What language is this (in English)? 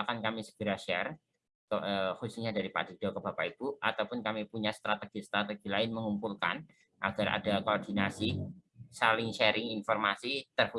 Indonesian